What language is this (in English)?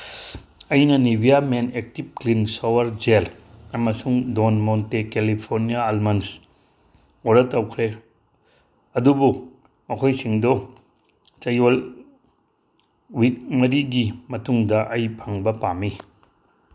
Manipuri